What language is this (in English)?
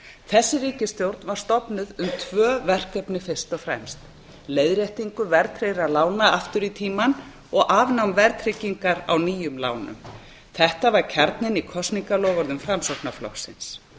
Icelandic